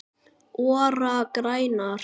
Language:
Icelandic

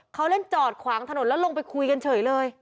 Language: Thai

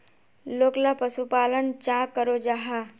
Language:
Magahi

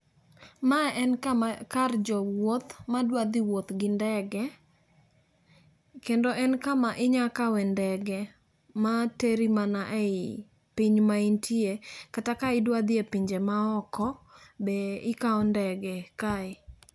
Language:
Luo (Kenya and Tanzania)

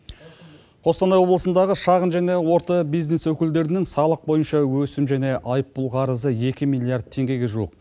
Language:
Kazakh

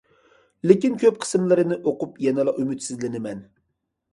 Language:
Uyghur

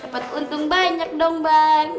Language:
Indonesian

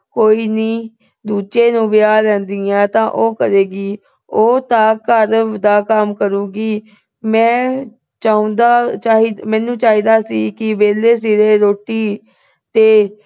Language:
Punjabi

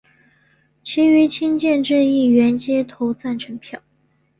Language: Chinese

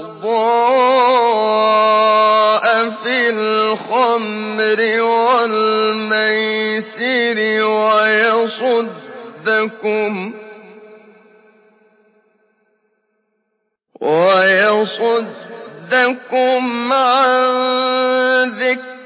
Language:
Arabic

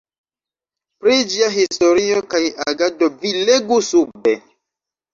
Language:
Esperanto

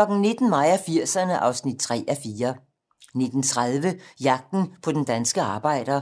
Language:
Danish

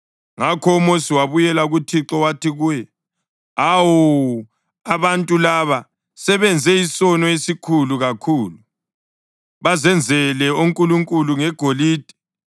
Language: North Ndebele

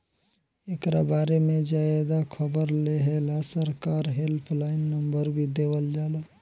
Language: Bhojpuri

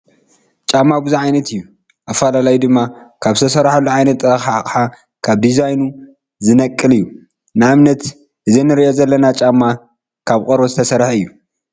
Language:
Tigrinya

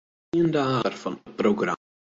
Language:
Western Frisian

